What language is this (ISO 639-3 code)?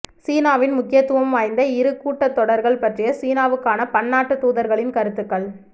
tam